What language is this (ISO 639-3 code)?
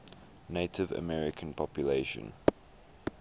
eng